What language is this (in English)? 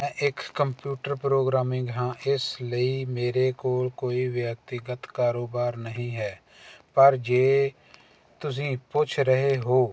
Punjabi